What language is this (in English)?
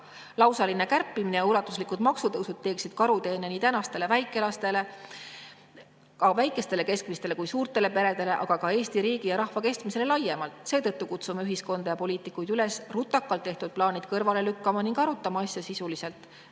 Estonian